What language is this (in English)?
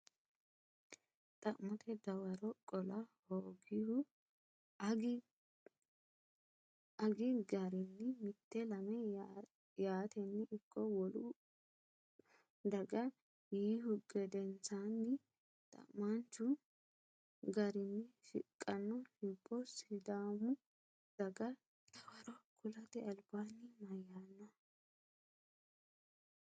Sidamo